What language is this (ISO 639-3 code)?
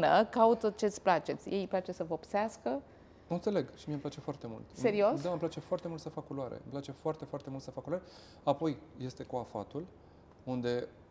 ron